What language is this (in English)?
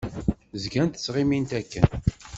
Kabyle